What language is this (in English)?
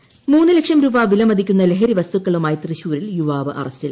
Malayalam